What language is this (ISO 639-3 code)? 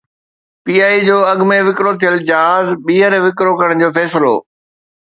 snd